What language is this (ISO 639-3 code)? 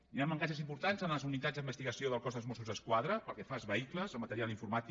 cat